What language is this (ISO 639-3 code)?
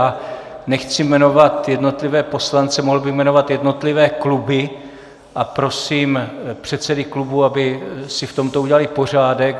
ces